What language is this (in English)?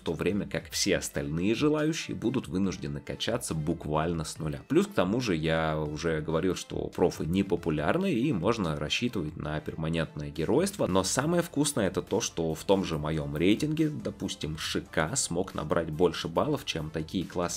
Russian